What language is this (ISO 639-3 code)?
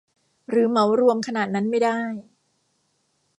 tha